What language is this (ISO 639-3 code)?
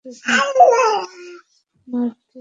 ben